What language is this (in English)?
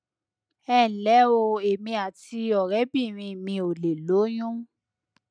Yoruba